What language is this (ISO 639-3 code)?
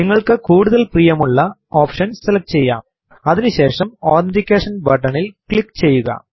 mal